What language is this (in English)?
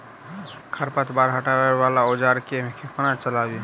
Maithili